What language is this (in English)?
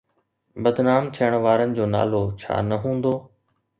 Sindhi